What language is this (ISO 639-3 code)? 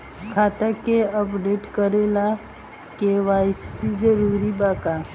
bho